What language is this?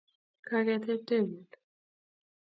Kalenjin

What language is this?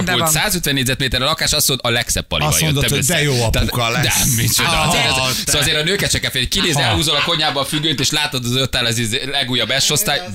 Hungarian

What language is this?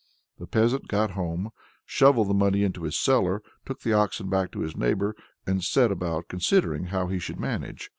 English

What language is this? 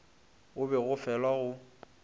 Northern Sotho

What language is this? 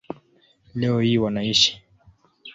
Swahili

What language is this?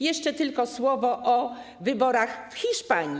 Polish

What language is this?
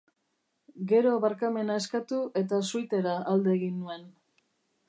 Basque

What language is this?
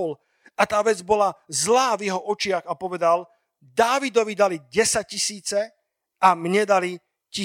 Slovak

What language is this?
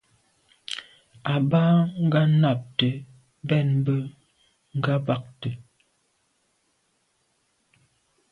Medumba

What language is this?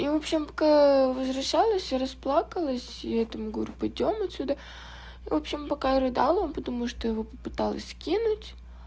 Russian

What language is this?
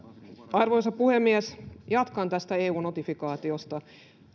Finnish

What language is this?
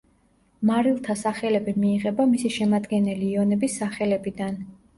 Georgian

